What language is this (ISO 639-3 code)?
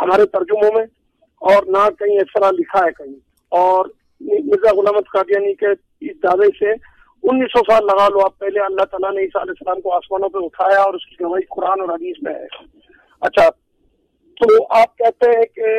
urd